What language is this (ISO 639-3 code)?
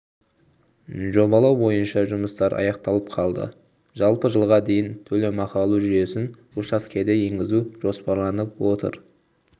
kaz